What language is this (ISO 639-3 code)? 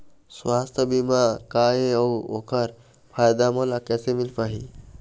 hne